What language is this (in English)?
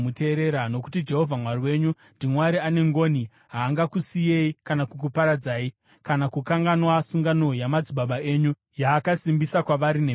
Shona